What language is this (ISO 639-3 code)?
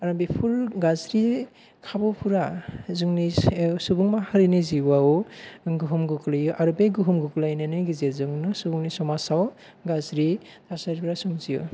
brx